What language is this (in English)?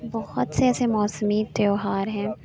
Urdu